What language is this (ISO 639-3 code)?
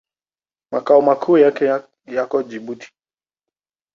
swa